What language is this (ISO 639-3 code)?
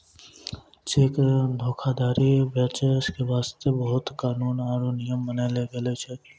mai